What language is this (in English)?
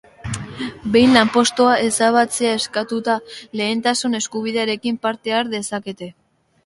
Basque